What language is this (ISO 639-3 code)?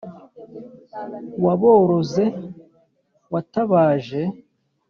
kin